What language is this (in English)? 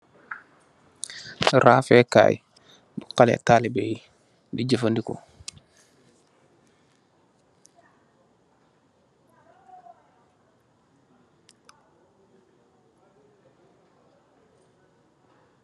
Wolof